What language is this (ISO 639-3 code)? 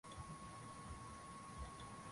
swa